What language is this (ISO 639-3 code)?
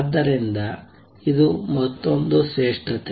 kan